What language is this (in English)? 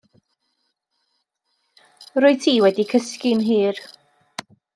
Welsh